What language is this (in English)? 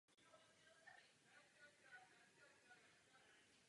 Czech